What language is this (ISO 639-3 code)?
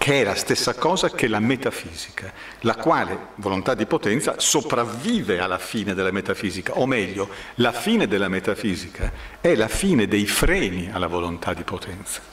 ita